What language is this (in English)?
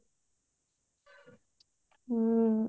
Odia